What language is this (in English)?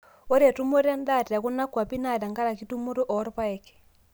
Masai